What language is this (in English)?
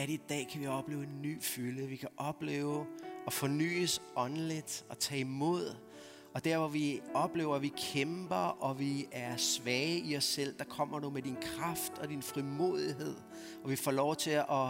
Danish